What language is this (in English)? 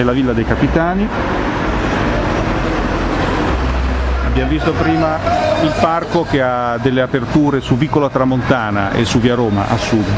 Italian